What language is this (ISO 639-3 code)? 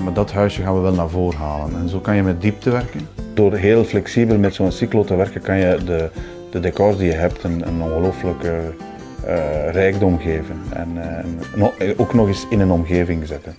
nld